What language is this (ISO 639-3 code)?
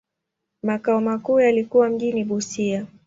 swa